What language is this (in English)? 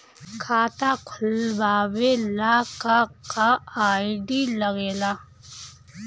Bhojpuri